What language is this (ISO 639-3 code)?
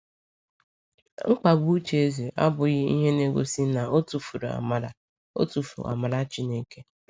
ibo